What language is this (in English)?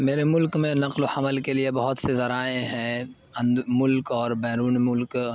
Urdu